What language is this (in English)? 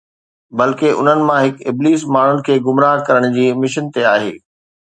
Sindhi